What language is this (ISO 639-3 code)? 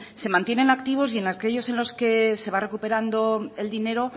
spa